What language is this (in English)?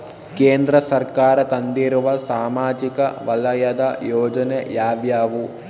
Kannada